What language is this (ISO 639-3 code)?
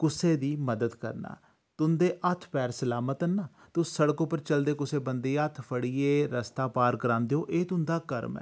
doi